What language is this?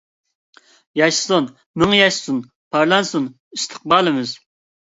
Uyghur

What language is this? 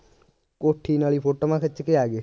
Punjabi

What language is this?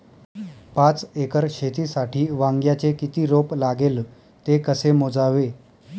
Marathi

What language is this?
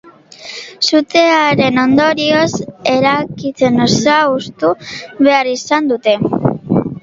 Basque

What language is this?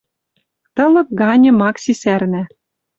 Western Mari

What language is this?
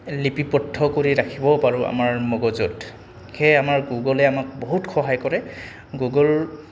Assamese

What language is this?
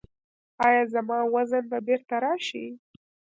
Pashto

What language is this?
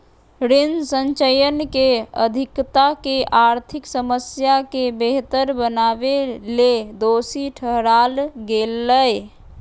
Magahi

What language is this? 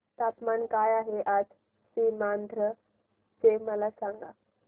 Marathi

